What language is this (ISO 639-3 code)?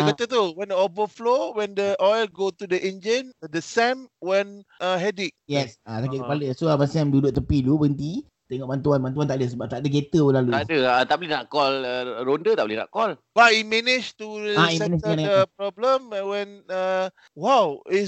msa